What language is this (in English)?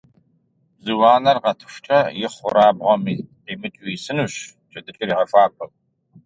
Kabardian